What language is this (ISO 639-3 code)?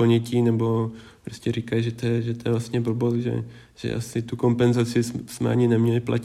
ces